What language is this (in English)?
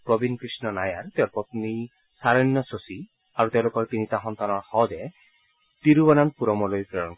Assamese